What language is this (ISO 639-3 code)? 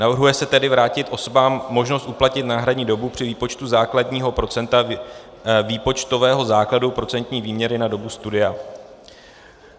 ces